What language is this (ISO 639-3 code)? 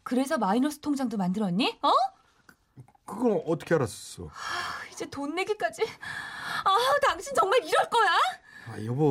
kor